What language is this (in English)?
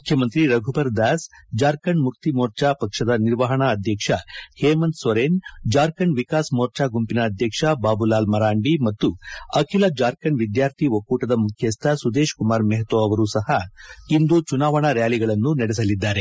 Kannada